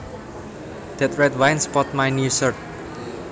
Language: Javanese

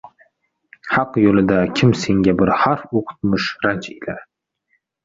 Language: Uzbek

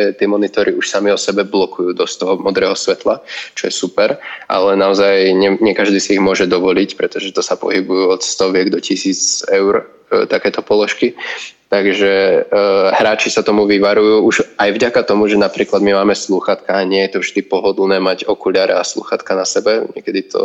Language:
Slovak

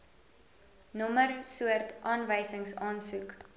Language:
Afrikaans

